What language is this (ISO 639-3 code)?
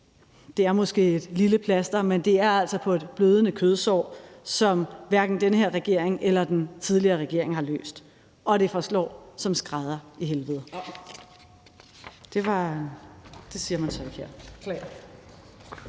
dan